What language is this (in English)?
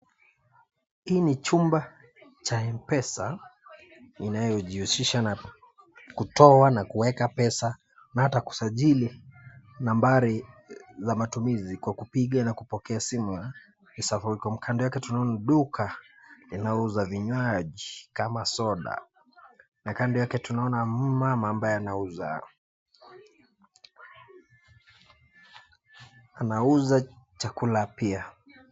Swahili